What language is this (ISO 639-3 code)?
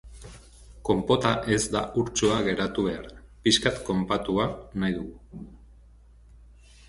eus